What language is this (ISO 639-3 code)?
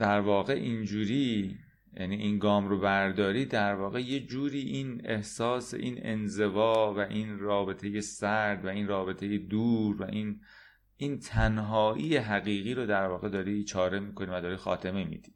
fas